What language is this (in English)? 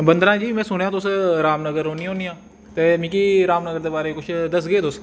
Dogri